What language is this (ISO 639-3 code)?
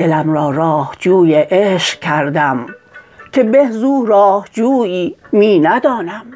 fas